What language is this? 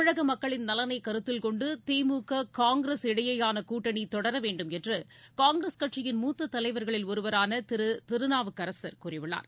Tamil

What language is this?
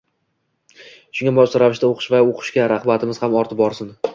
Uzbek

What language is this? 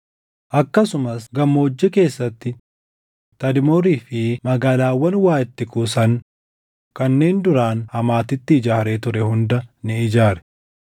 Oromo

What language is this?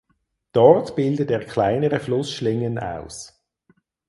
German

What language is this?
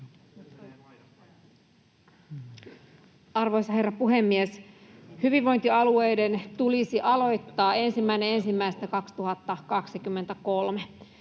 Finnish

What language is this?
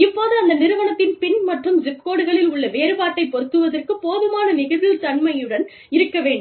Tamil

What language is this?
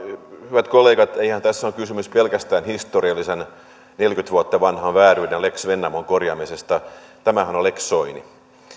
Finnish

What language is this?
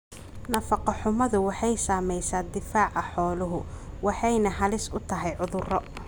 Somali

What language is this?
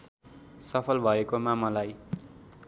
Nepali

